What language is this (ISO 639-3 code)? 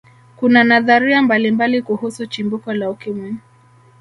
swa